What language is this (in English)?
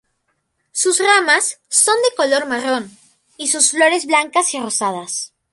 Spanish